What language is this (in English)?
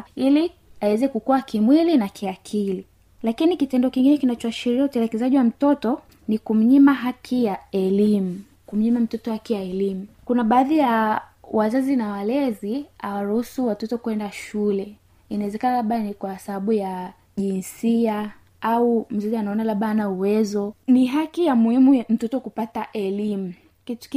Swahili